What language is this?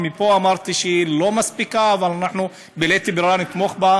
Hebrew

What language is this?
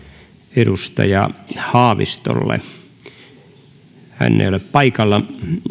Finnish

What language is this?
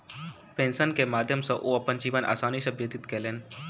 Maithili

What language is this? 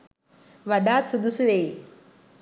Sinhala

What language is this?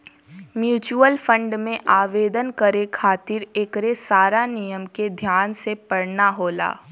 Bhojpuri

